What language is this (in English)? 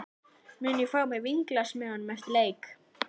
Icelandic